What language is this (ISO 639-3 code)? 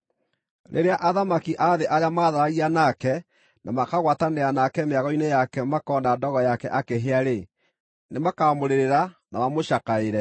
kik